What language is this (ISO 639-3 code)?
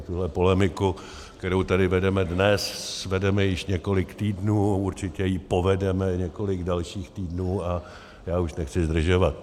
ces